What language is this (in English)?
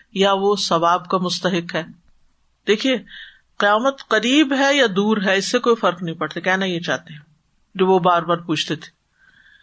Urdu